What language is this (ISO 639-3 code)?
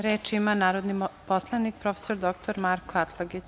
srp